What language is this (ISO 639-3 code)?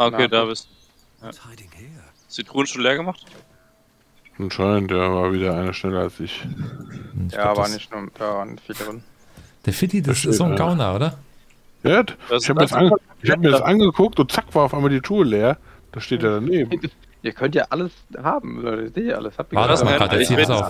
deu